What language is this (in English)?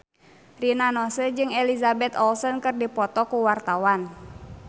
Sundanese